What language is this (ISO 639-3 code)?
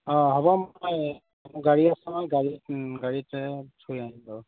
asm